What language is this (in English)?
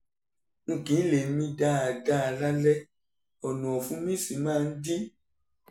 Yoruba